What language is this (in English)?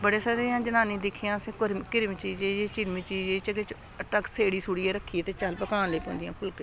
Dogri